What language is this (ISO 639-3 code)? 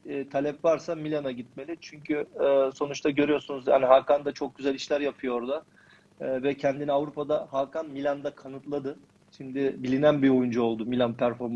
tur